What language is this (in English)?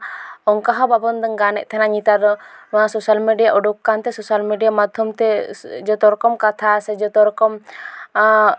Santali